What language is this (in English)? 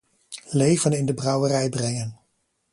Dutch